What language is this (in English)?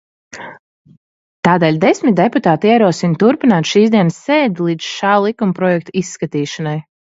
Latvian